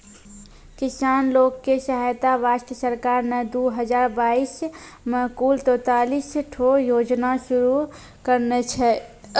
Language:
Maithili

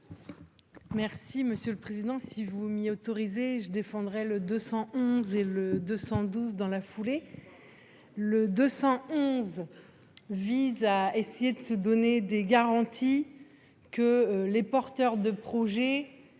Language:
French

